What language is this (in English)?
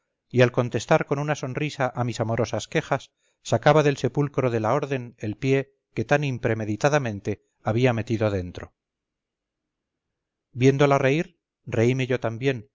Spanish